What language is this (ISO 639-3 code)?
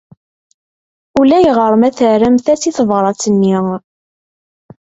kab